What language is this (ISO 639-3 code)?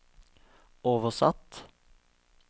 nor